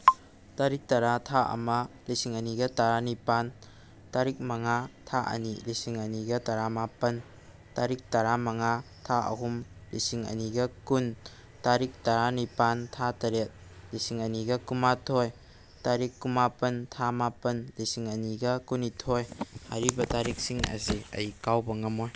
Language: Manipuri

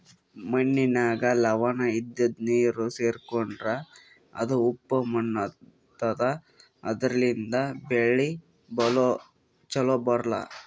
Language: Kannada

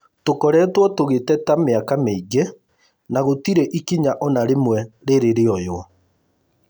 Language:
Kikuyu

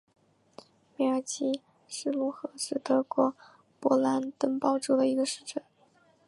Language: Chinese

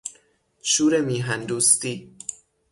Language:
Persian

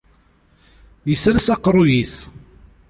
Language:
Kabyle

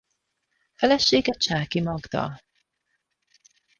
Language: Hungarian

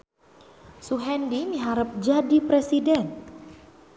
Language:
Sundanese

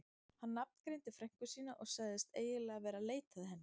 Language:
Icelandic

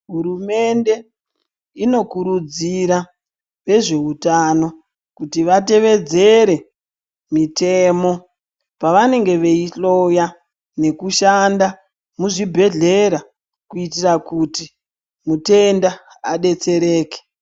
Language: Ndau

